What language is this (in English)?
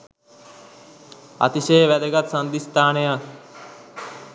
Sinhala